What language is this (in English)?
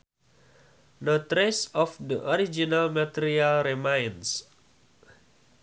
Sundanese